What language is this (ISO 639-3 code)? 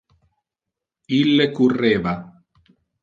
ina